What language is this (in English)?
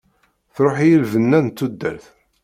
Kabyle